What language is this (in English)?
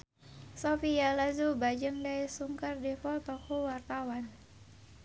Sundanese